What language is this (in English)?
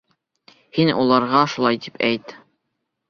Bashkir